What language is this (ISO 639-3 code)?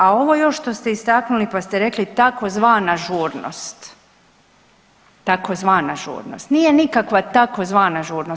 hrv